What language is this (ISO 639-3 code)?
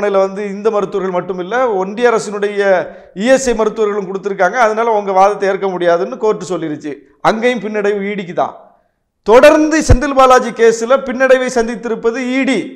ara